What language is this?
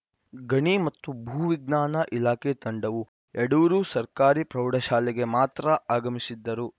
Kannada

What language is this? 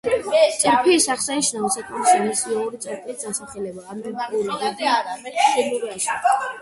Georgian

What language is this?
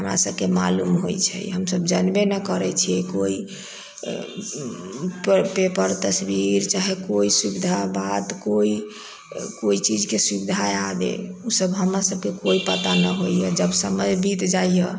Maithili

